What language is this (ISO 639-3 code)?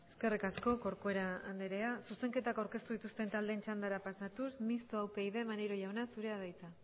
eus